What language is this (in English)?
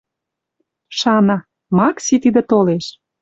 Western Mari